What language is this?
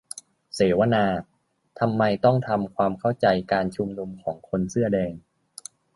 Thai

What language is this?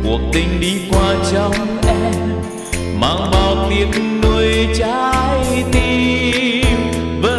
Vietnamese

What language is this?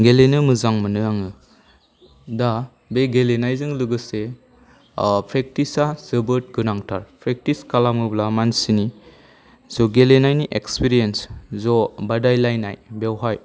Bodo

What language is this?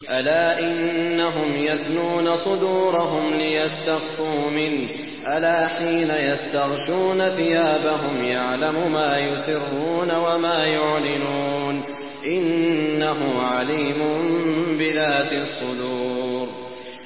Arabic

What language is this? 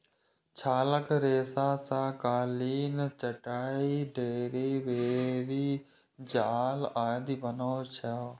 Maithili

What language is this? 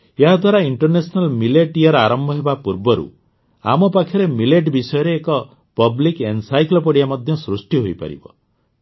Odia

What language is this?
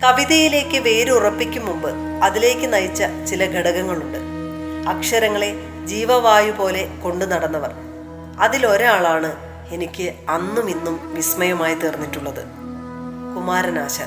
Malayalam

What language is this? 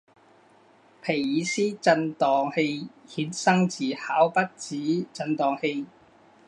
Chinese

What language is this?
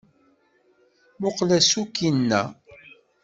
Kabyle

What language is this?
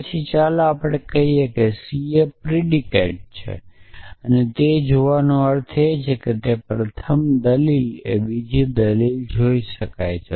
Gujarati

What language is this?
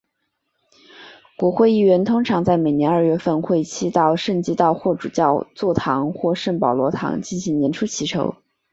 Chinese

